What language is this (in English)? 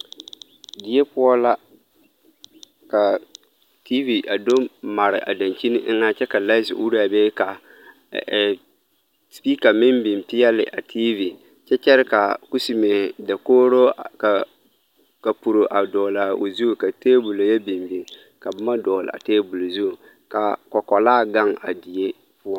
Southern Dagaare